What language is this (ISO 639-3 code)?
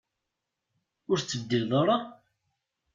kab